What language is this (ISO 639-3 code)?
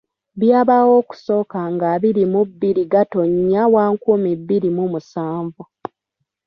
lug